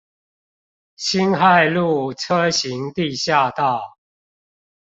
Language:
Chinese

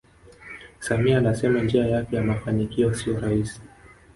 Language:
Swahili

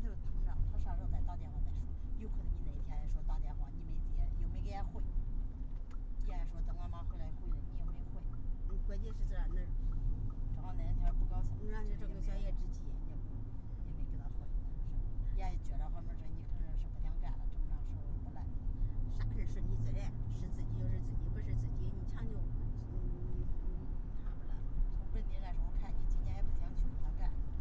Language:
Chinese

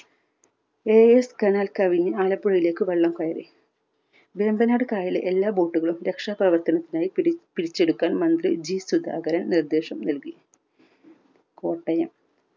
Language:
Malayalam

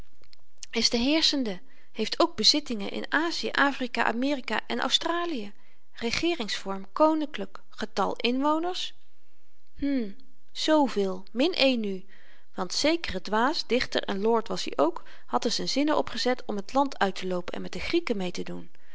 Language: Dutch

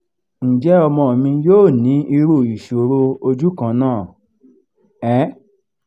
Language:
Yoruba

